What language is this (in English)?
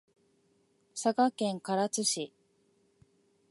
Japanese